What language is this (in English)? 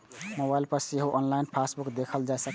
Maithili